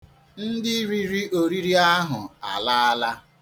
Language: Igbo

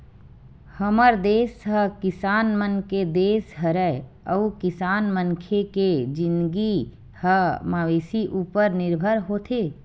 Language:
Chhattisgarhi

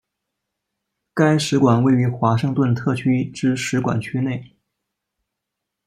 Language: Chinese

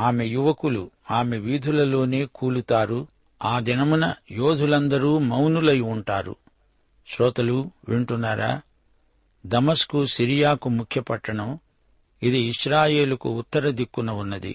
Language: Telugu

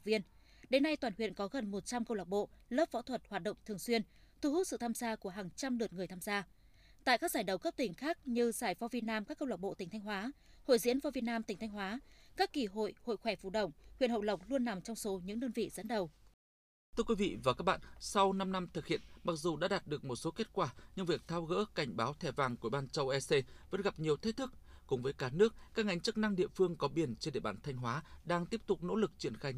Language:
Vietnamese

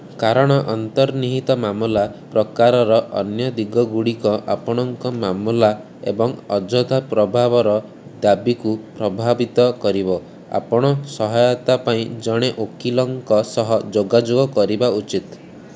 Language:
Odia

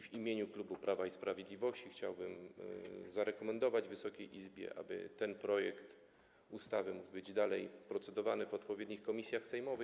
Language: Polish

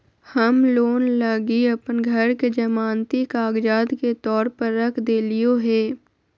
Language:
Magahi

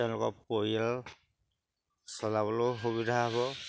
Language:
Assamese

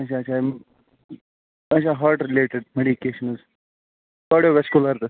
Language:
Kashmiri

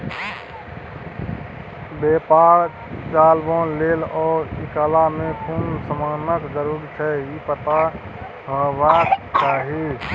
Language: Maithili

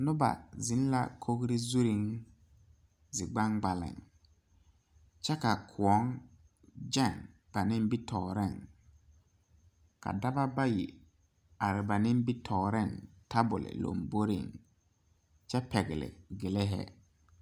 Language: Southern Dagaare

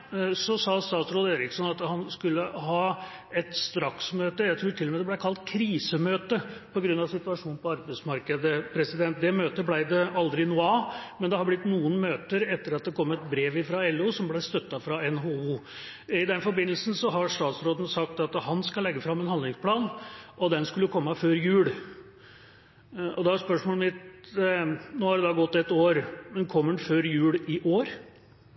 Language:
Norwegian Bokmål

